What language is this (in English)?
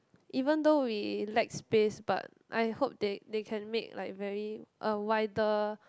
English